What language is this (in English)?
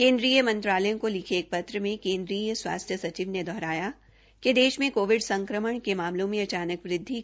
Hindi